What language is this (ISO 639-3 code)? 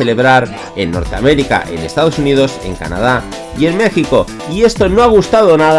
spa